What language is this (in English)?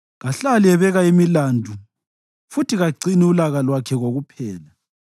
North Ndebele